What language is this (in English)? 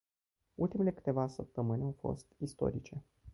Romanian